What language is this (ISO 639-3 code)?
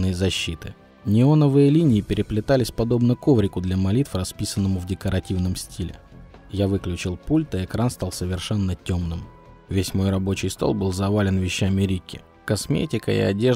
rus